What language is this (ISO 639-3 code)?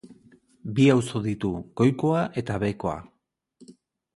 eus